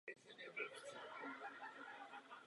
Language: Czech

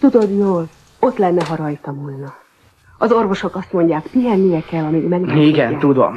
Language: Hungarian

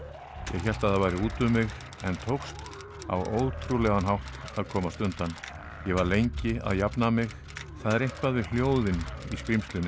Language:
Icelandic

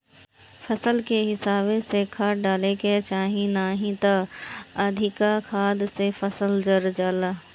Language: Bhojpuri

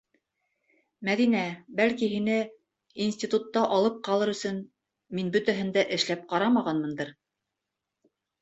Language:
Bashkir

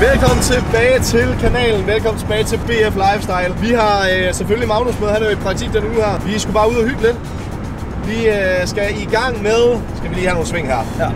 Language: Danish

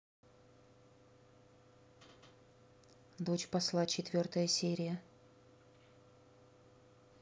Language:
Russian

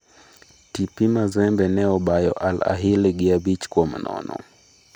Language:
Luo (Kenya and Tanzania)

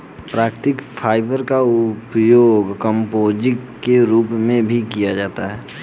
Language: Hindi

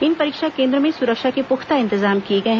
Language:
Hindi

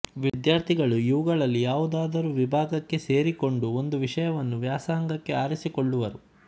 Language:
Kannada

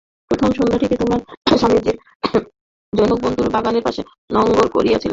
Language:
Bangla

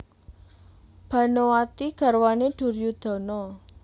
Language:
Javanese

